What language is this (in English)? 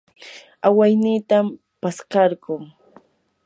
Yanahuanca Pasco Quechua